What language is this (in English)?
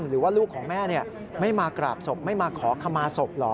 Thai